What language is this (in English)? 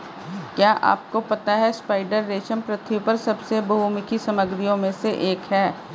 Hindi